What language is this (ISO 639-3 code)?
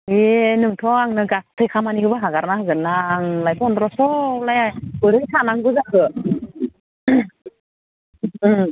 brx